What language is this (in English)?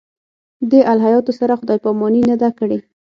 Pashto